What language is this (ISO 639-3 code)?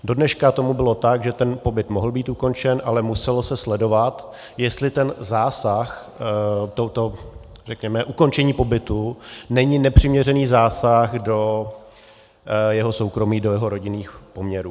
ces